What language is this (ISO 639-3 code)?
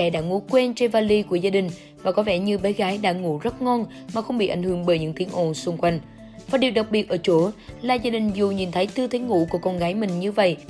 vie